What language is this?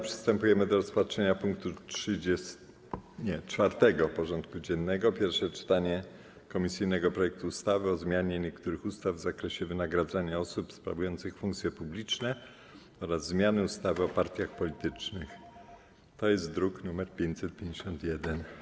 Polish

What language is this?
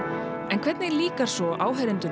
Icelandic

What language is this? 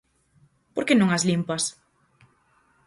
Galician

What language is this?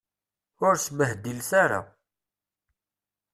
Kabyle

